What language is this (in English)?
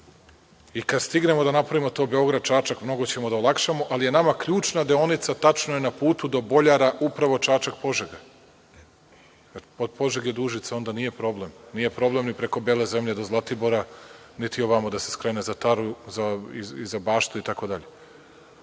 Serbian